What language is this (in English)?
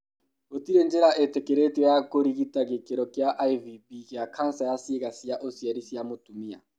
Kikuyu